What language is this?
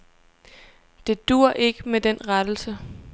Danish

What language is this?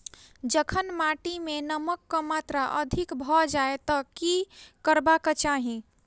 Maithili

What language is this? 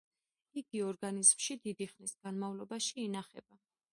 Georgian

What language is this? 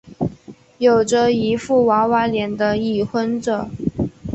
Chinese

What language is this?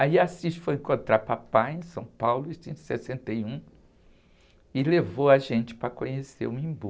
Portuguese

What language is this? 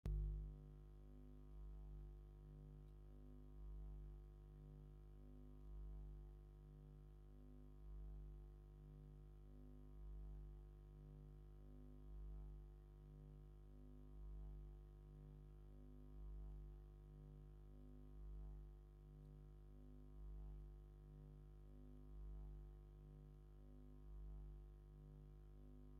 Tigrinya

